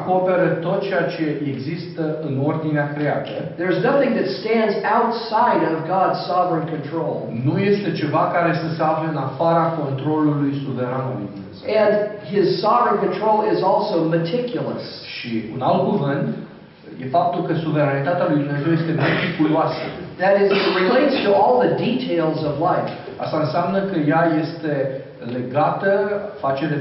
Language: Romanian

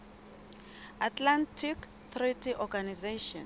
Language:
Southern Sotho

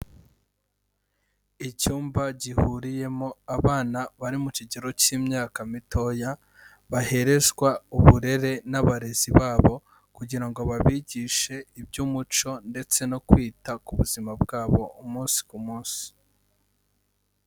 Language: Kinyarwanda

